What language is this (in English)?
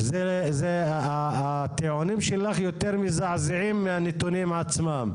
Hebrew